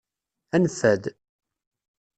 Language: Kabyle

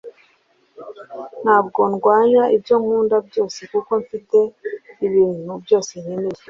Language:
Kinyarwanda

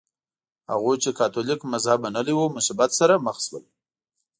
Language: Pashto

